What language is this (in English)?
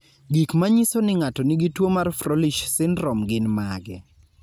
Luo (Kenya and Tanzania)